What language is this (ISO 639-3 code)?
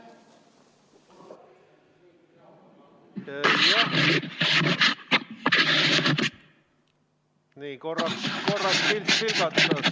est